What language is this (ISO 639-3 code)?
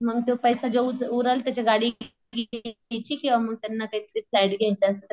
mar